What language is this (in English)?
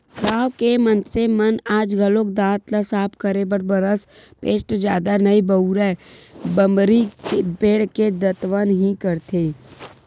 Chhattisgarhi